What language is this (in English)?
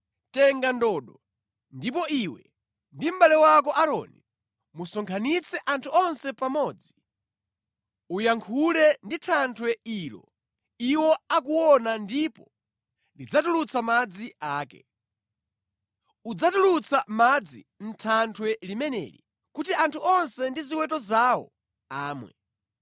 Nyanja